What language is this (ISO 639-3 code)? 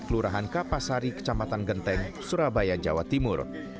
ind